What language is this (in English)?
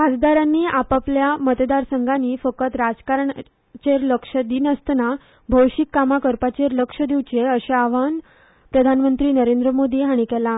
Konkani